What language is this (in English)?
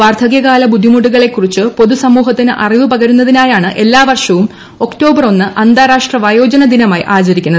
Malayalam